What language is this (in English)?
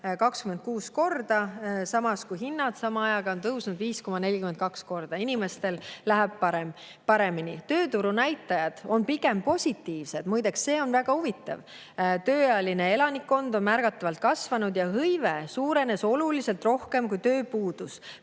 Estonian